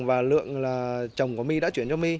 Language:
Vietnamese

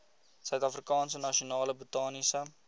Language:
Afrikaans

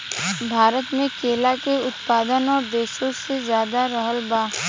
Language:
Bhojpuri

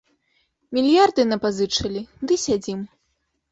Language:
Belarusian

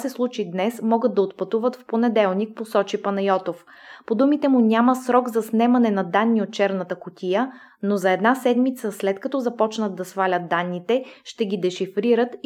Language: Bulgarian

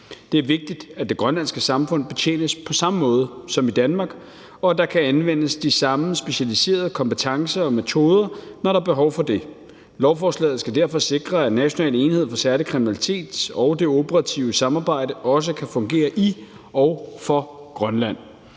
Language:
Danish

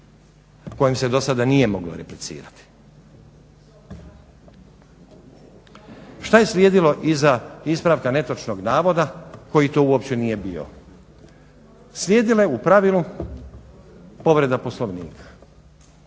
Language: Croatian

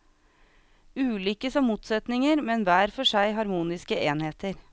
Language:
Norwegian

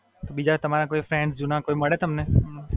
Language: Gujarati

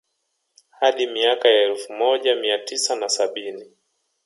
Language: Swahili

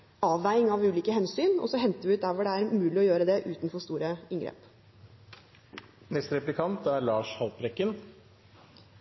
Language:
Norwegian Bokmål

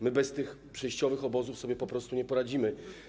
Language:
Polish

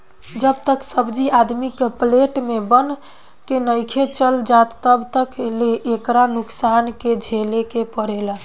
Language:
Bhojpuri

